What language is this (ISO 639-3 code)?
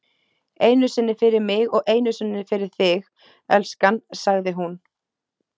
isl